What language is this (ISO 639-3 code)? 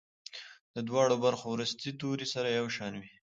pus